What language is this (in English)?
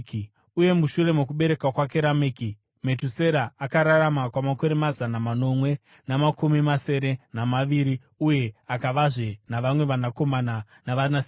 Shona